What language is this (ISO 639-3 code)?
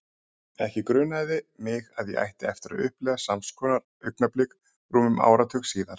isl